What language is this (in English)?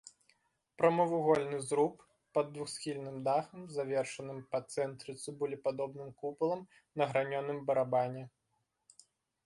Belarusian